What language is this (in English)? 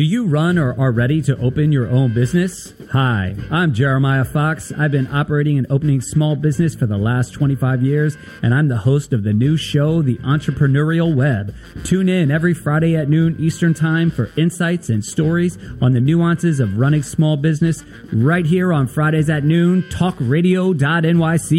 English